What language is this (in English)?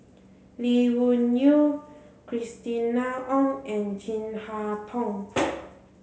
English